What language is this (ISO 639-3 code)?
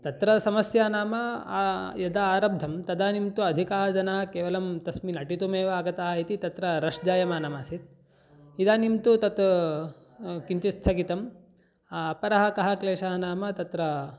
san